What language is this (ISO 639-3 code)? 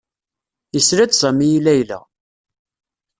kab